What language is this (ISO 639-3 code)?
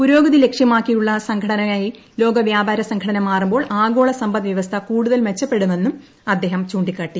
mal